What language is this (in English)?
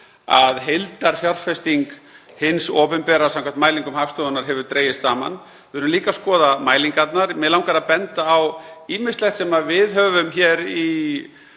Icelandic